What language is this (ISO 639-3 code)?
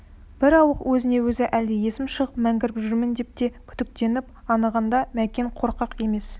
kaz